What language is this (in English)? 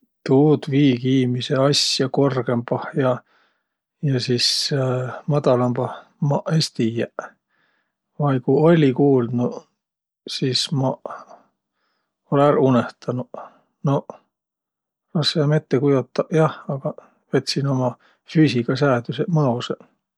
Võro